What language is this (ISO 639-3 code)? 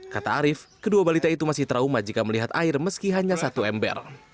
ind